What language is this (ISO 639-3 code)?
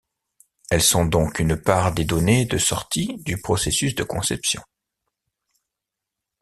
fra